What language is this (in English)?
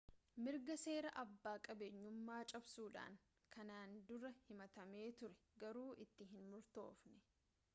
Oromo